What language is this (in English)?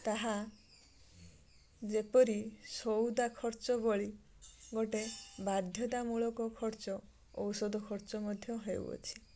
Odia